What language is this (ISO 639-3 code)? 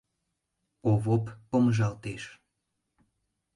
chm